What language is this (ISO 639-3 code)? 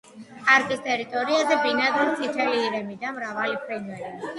kat